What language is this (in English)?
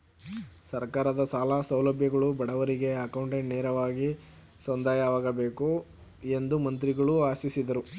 Kannada